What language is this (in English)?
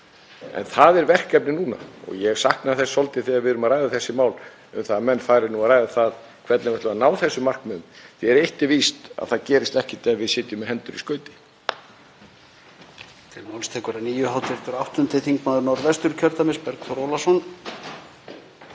Icelandic